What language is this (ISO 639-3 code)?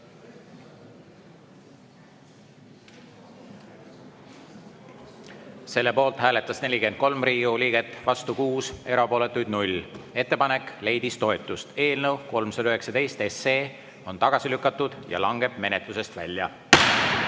est